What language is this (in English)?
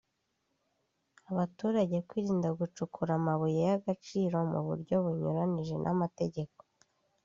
Kinyarwanda